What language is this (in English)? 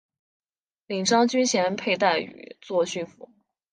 Chinese